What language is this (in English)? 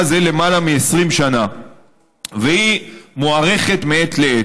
Hebrew